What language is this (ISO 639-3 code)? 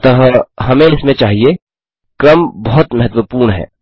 hin